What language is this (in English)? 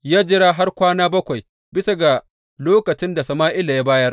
Hausa